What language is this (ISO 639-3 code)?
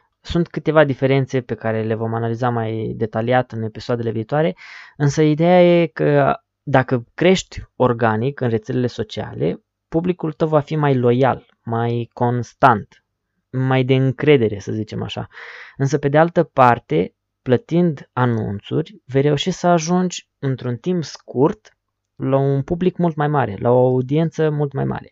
ron